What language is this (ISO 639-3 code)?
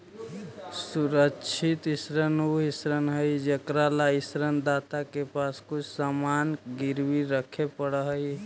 mag